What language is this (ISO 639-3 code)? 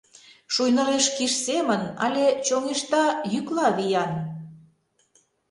chm